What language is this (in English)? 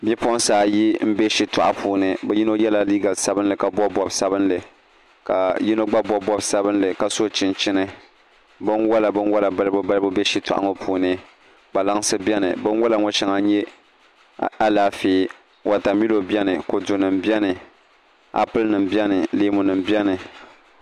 Dagbani